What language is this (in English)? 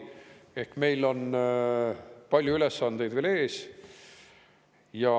Estonian